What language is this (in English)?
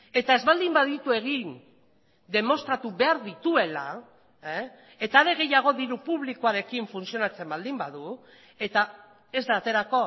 Basque